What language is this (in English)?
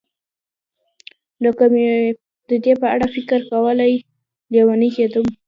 Pashto